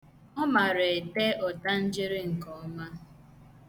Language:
Igbo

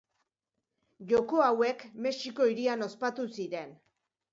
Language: Basque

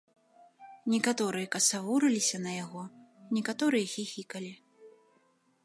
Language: Belarusian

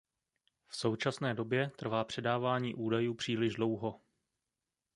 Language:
Czech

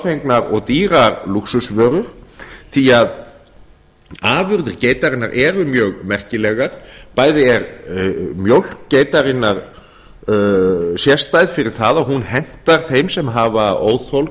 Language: Icelandic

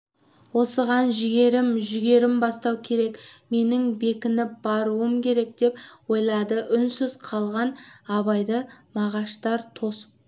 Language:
Kazakh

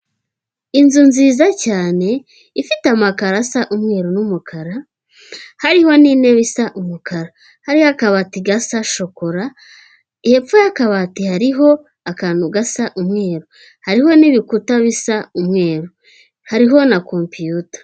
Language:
Kinyarwanda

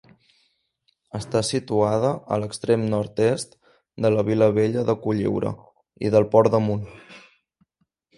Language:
Catalan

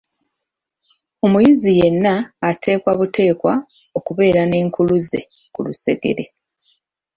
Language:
Ganda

